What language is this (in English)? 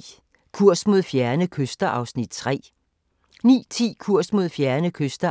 Danish